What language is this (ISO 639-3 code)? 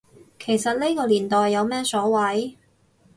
yue